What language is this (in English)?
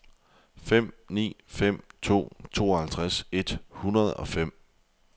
Danish